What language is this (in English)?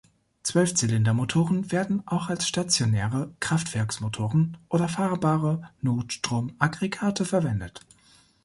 German